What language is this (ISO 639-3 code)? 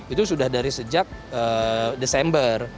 ind